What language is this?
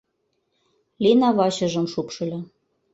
Mari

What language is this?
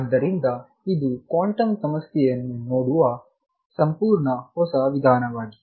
Kannada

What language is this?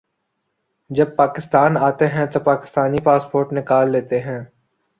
Urdu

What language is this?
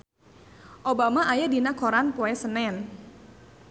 Sundanese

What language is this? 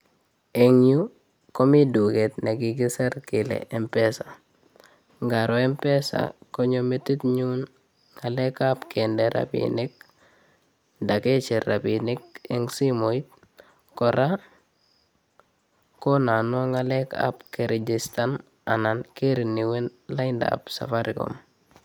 Kalenjin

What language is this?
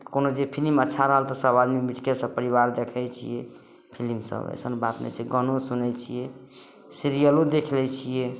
Maithili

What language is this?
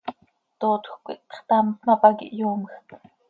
Seri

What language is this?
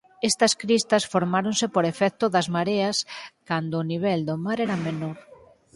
Galician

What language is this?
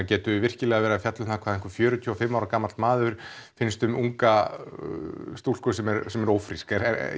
Icelandic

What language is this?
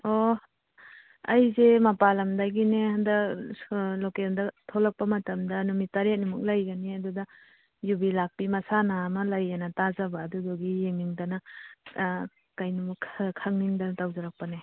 Manipuri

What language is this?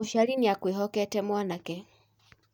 Kikuyu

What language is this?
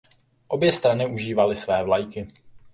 Czech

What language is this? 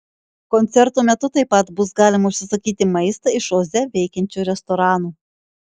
Lithuanian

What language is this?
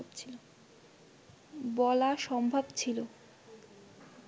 Bangla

